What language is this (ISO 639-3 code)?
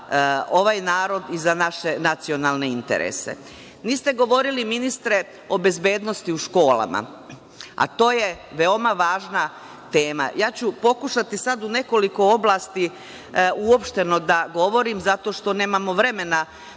srp